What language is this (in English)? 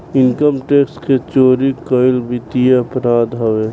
Bhojpuri